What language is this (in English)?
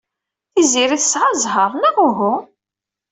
Kabyle